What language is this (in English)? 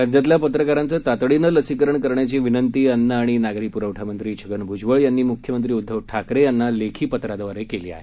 Marathi